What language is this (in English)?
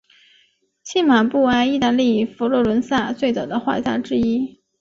Chinese